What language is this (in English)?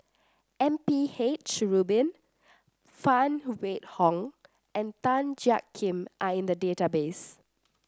English